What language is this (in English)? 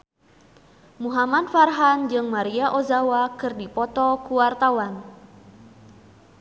Sundanese